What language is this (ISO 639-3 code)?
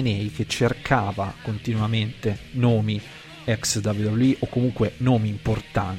ita